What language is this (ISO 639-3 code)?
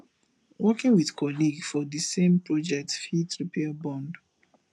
pcm